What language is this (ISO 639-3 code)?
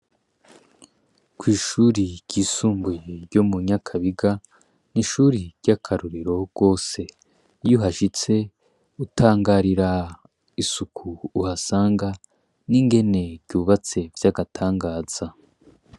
run